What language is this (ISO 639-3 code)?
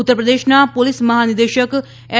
guj